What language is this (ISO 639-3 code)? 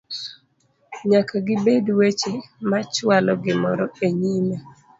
luo